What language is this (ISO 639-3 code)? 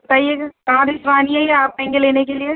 urd